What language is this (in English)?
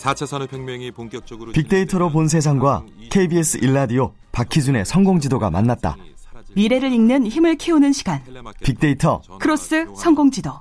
Korean